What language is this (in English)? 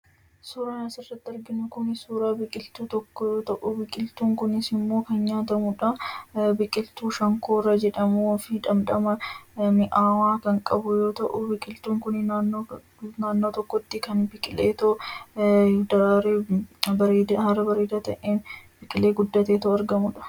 Oromo